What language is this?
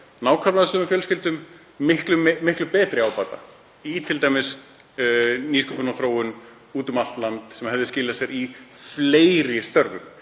Icelandic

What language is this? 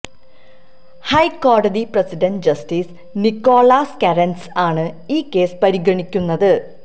Malayalam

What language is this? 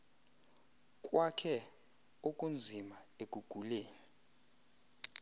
Xhosa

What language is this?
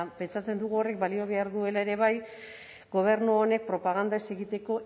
Basque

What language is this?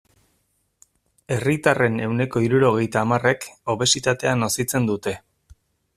Basque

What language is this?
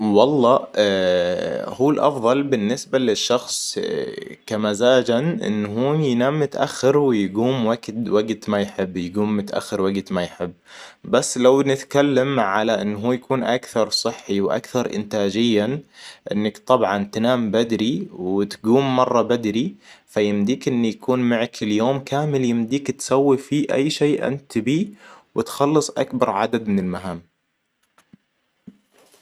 Hijazi Arabic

